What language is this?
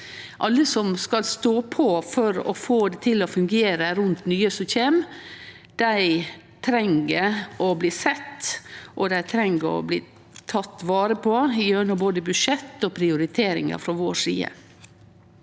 Norwegian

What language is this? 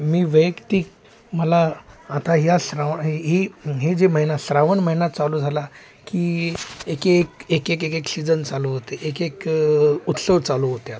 Marathi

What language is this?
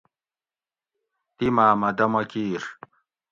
Gawri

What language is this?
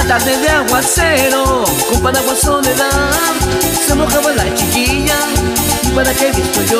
Spanish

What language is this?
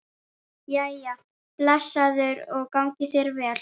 Icelandic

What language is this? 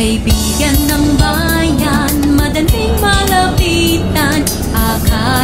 Thai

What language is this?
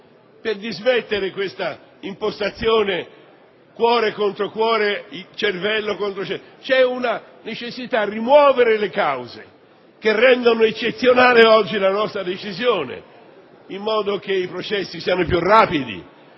Italian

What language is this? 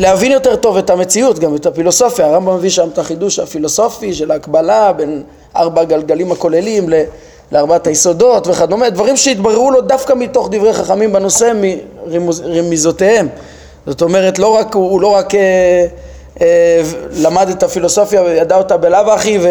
Hebrew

